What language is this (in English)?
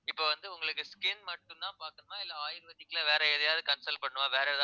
Tamil